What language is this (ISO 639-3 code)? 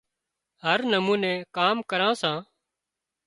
kxp